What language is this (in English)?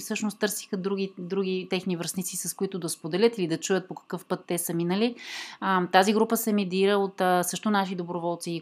Bulgarian